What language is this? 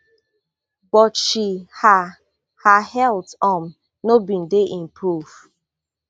Nigerian Pidgin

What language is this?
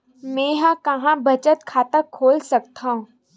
Chhattisgarhi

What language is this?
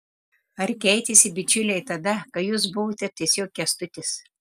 Lithuanian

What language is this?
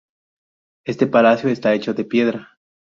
Spanish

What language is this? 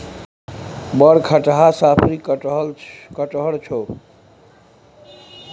Maithili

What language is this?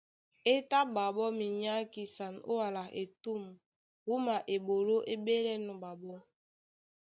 Duala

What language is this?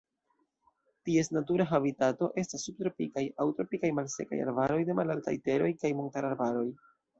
Esperanto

